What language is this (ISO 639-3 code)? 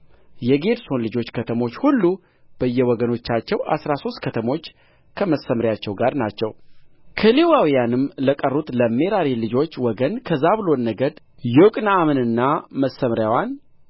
amh